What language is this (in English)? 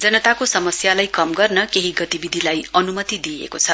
Nepali